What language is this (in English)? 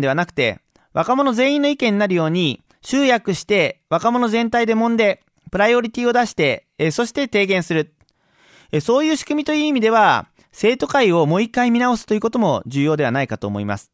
Japanese